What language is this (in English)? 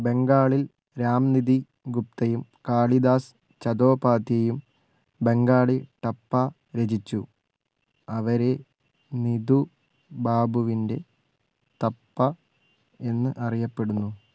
Malayalam